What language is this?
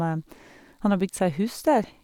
Norwegian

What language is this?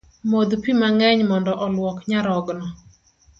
Luo (Kenya and Tanzania)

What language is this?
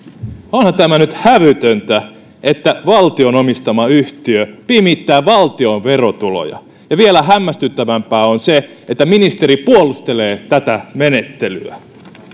Finnish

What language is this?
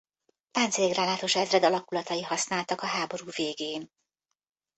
Hungarian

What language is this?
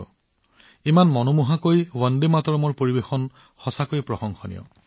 Assamese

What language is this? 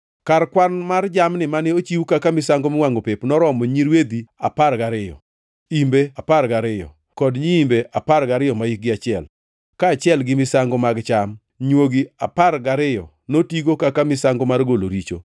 Luo (Kenya and Tanzania)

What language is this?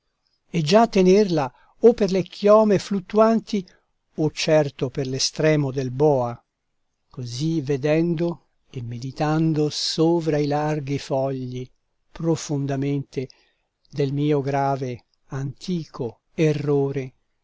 Italian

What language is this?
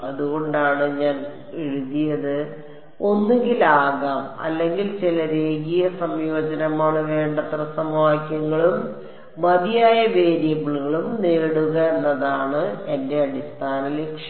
Malayalam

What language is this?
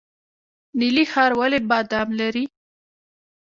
Pashto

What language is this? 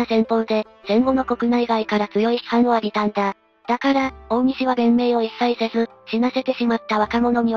Japanese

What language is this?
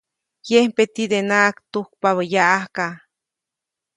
Copainalá Zoque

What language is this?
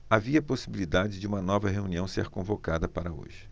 Portuguese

